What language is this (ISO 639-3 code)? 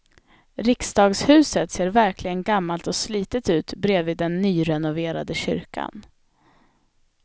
swe